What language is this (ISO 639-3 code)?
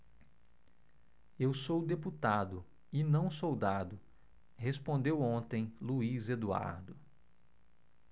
por